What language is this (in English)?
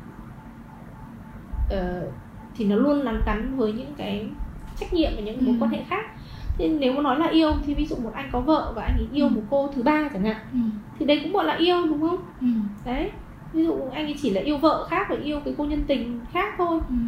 Vietnamese